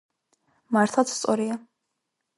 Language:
Georgian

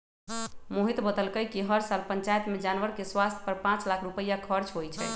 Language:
Magahi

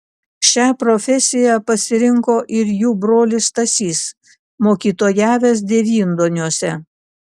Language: Lithuanian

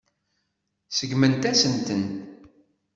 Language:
Kabyle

